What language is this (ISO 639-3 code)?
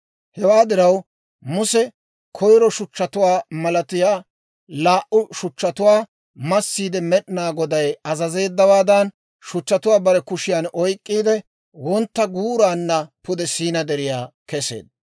dwr